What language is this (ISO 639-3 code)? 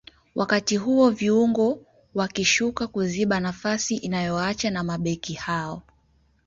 swa